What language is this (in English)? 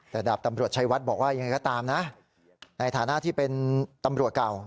Thai